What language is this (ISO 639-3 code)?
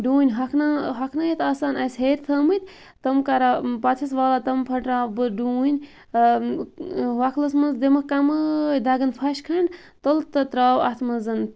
kas